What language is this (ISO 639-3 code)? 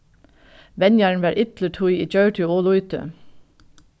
fao